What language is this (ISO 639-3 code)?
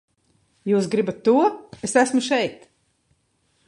lav